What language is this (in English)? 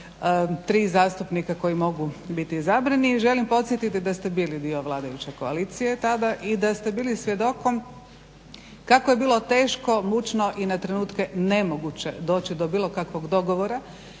Croatian